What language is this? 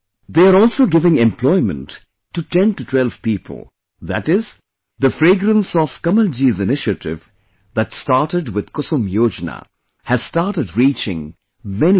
English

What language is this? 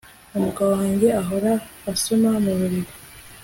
Kinyarwanda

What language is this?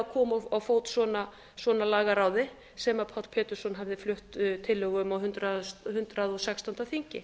Icelandic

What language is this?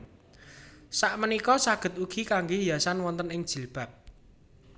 Javanese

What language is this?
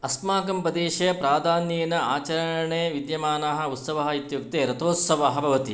Sanskrit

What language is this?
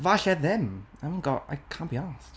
Welsh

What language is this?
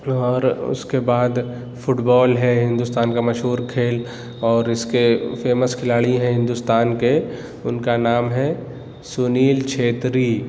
Urdu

